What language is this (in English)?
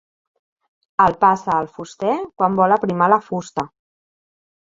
Catalan